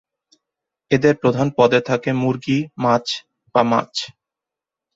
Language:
Bangla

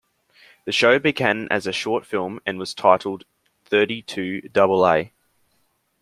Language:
English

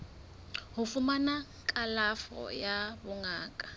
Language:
Southern Sotho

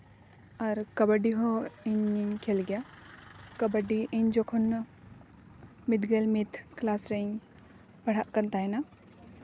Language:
Santali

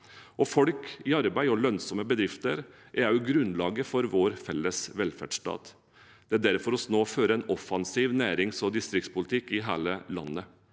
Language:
Norwegian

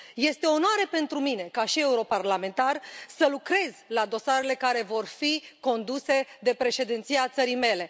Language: Romanian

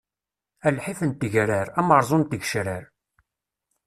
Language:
Kabyle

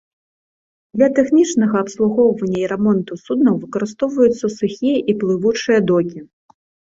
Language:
Belarusian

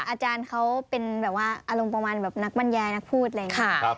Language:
Thai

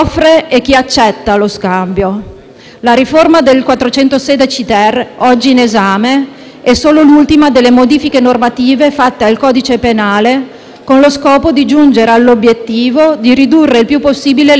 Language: Italian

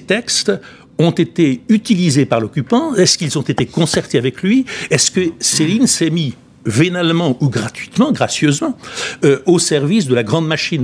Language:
French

